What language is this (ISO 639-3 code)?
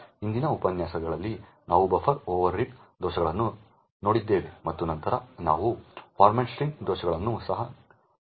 kan